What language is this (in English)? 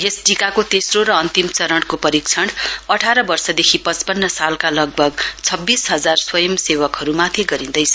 Nepali